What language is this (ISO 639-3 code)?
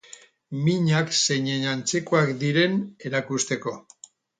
eus